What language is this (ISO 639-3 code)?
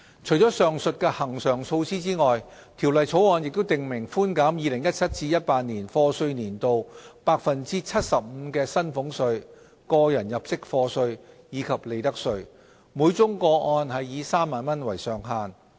yue